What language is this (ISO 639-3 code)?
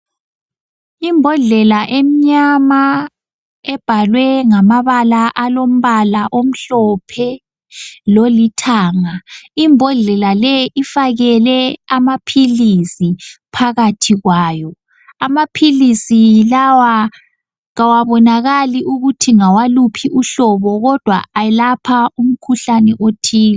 nde